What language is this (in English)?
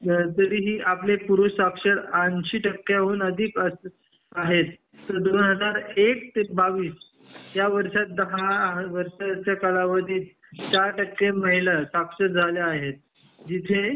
Marathi